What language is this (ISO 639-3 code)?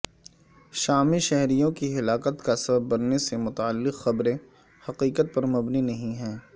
urd